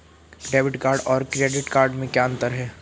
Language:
Hindi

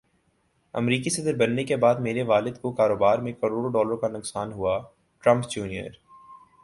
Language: Urdu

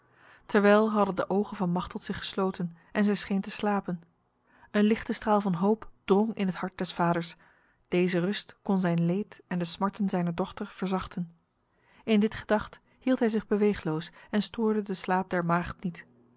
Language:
Dutch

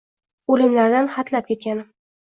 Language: Uzbek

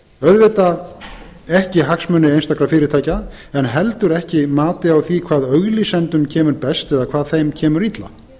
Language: Icelandic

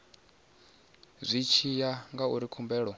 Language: Venda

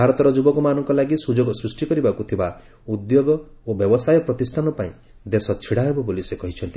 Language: Odia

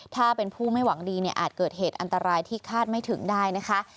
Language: Thai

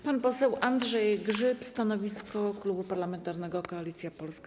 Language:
Polish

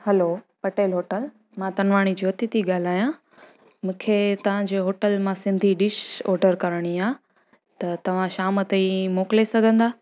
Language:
Sindhi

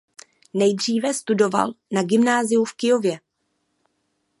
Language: Czech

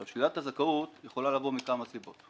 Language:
Hebrew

